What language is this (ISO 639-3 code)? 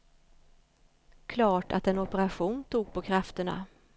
swe